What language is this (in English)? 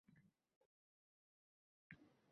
Uzbek